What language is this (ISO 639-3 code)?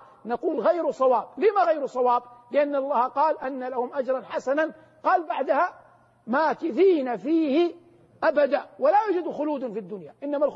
ara